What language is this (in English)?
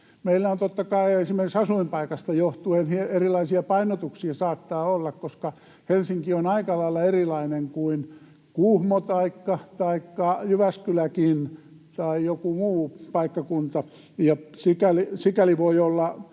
Finnish